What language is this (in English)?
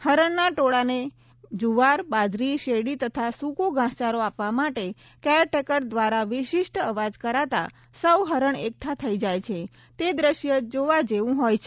Gujarati